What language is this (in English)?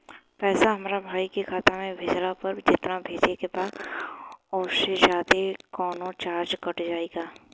Bhojpuri